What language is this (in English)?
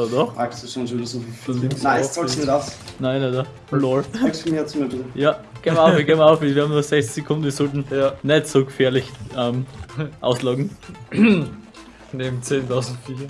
German